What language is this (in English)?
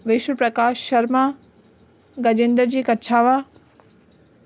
Sindhi